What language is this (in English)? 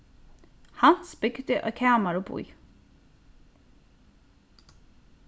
Faroese